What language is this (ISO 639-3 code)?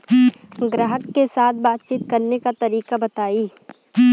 bho